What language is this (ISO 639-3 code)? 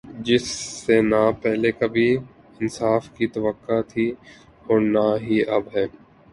urd